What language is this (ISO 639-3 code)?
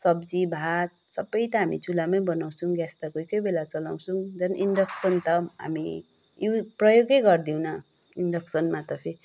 nep